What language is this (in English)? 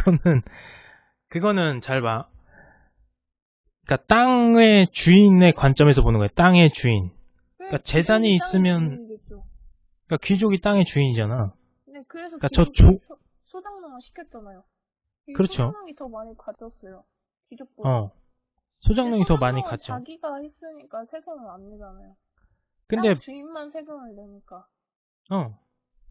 Korean